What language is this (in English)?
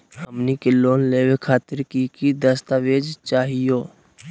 Magahi